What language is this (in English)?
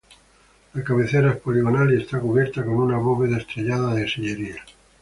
Spanish